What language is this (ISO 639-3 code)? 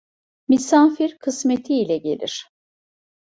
tur